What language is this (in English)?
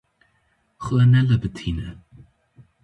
Kurdish